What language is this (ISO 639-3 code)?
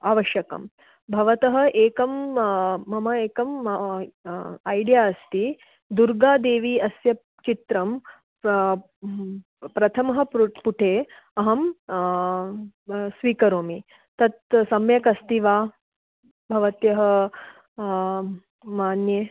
san